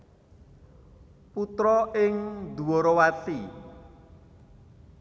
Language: Javanese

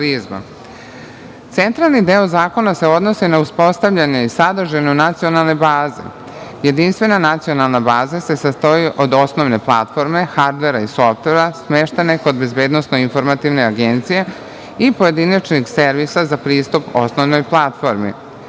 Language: Serbian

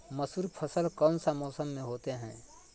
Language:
Magahi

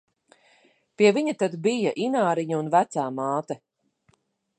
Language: Latvian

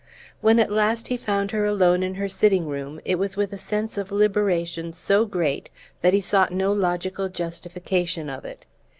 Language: English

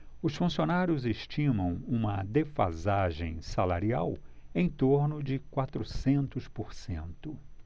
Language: Portuguese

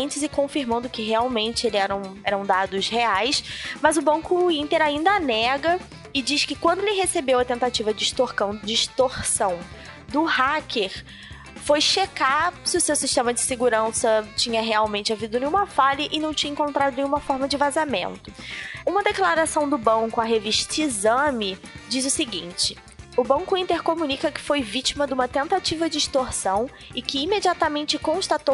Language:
Portuguese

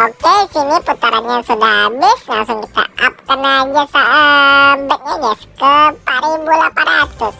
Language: Indonesian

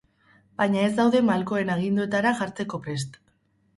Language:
Basque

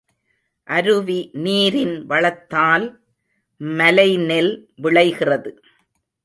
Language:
Tamil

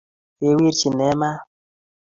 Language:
Kalenjin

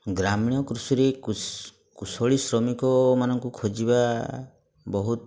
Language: Odia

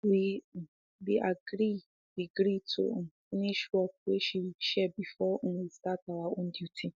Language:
Nigerian Pidgin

